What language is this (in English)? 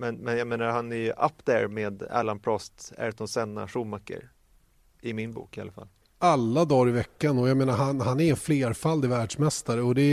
Swedish